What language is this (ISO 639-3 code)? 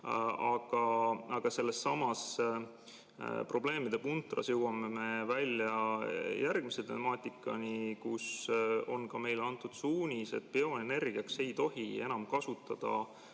est